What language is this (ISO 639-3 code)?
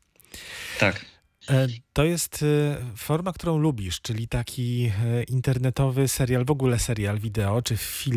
pol